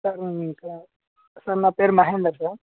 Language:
Telugu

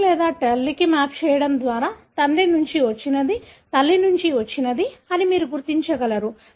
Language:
Telugu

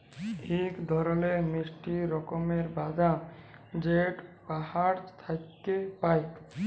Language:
Bangla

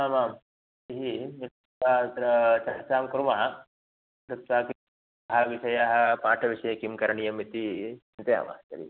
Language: Sanskrit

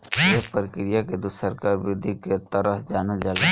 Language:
Bhojpuri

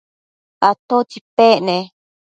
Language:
Matsés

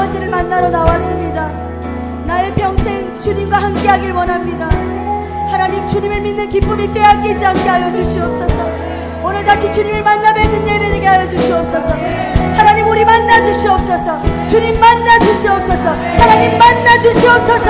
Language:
Korean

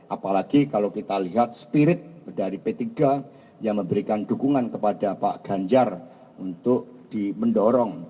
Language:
Indonesian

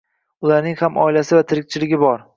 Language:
Uzbek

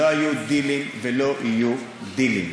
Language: Hebrew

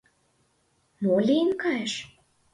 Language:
Mari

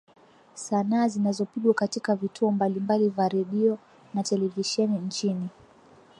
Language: Swahili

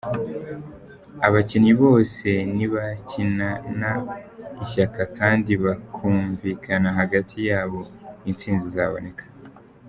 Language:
Kinyarwanda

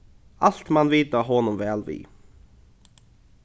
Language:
Faroese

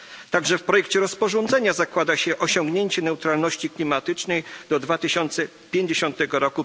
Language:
Polish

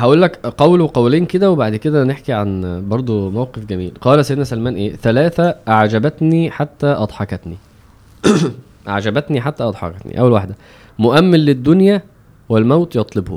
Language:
Arabic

